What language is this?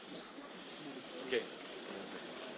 Italian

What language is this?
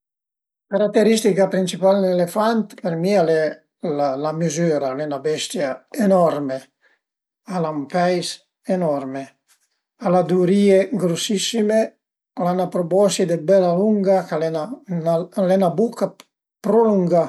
Piedmontese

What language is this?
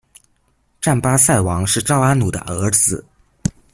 Chinese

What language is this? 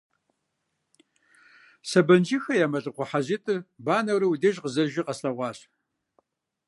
Kabardian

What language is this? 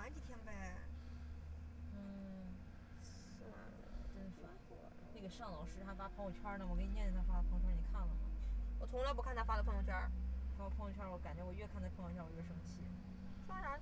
Chinese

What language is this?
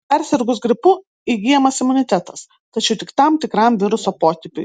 Lithuanian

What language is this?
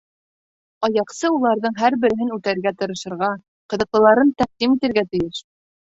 Bashkir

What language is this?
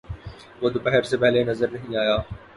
Urdu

